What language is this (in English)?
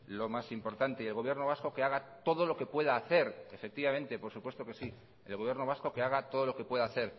Spanish